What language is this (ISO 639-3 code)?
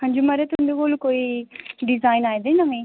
doi